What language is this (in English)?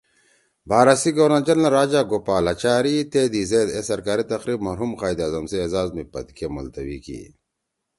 Torwali